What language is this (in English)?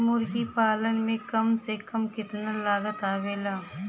Bhojpuri